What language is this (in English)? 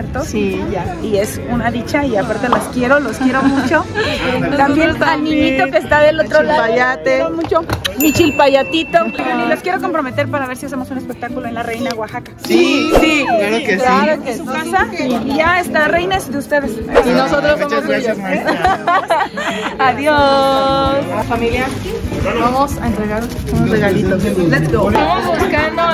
Spanish